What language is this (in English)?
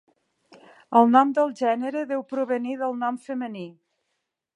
Catalan